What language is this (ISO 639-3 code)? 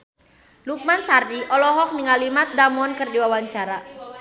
sun